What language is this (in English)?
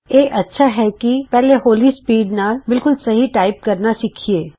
Punjabi